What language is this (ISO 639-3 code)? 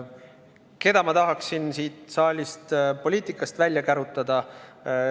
est